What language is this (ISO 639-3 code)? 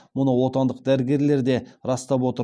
kaz